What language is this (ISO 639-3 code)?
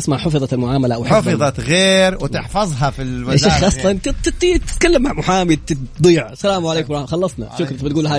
ara